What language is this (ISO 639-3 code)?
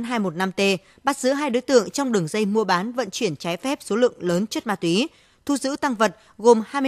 vie